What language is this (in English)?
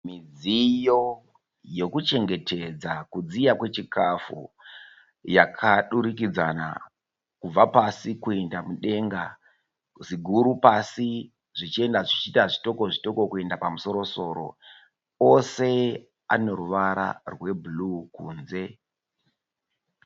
Shona